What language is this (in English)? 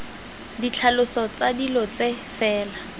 Tswana